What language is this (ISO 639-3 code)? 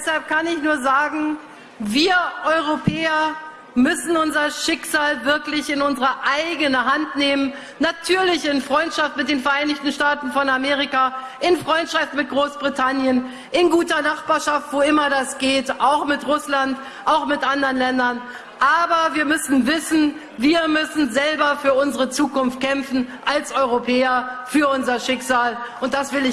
deu